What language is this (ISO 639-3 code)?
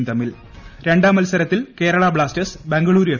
mal